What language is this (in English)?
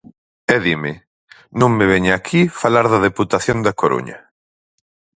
Galician